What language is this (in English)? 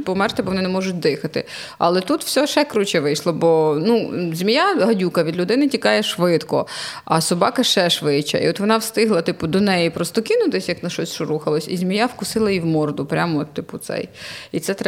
Ukrainian